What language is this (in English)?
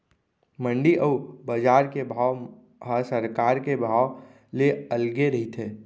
Chhattisgarhi